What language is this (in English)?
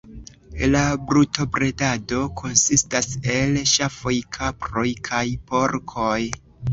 Esperanto